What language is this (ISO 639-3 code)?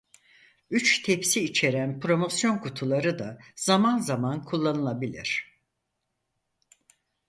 tur